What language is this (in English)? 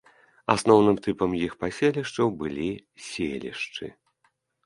Belarusian